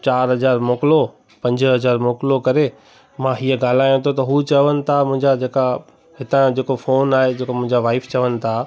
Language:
Sindhi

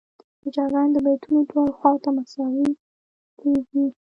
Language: Pashto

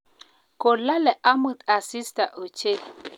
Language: Kalenjin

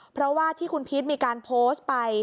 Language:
Thai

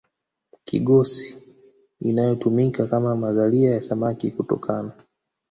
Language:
Swahili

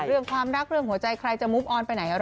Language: Thai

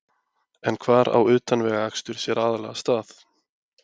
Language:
Icelandic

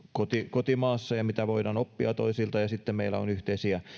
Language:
Finnish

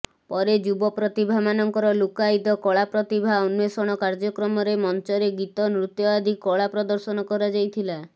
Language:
Odia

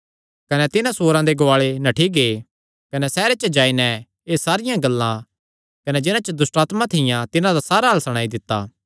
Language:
Kangri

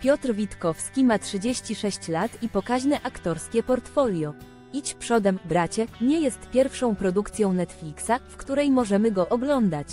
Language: Polish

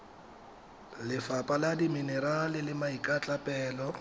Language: Tswana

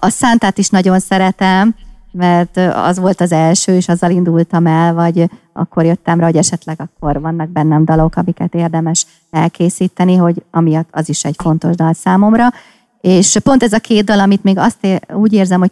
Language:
Hungarian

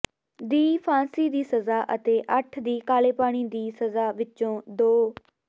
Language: Punjabi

